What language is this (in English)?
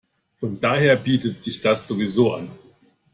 German